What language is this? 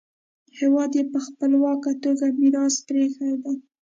Pashto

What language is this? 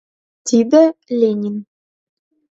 Mari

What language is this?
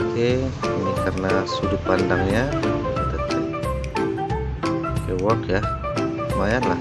Indonesian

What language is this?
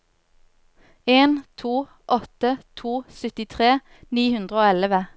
Norwegian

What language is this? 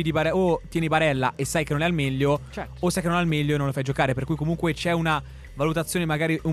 Italian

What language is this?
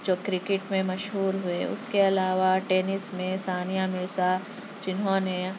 Urdu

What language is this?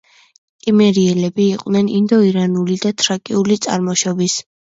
Georgian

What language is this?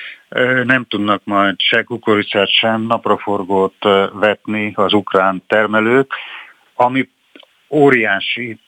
Hungarian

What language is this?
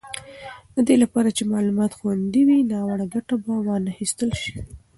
Pashto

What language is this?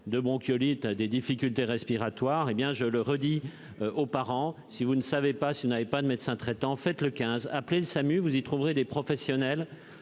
French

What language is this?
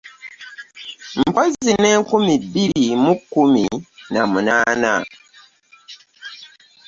Ganda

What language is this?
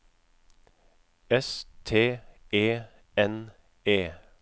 Norwegian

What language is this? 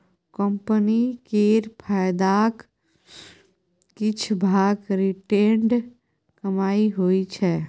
Maithili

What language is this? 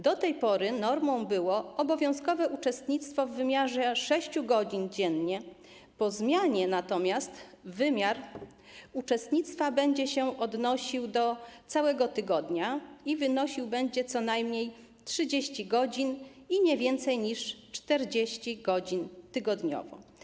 Polish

